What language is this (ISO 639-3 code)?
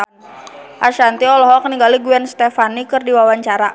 sun